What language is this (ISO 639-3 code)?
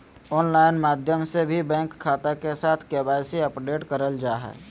mag